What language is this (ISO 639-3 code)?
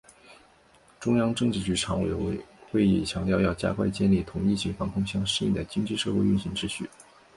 zho